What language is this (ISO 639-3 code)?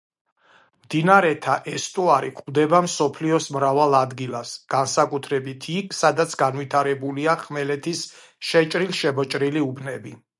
kat